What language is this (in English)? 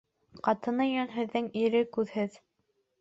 Bashkir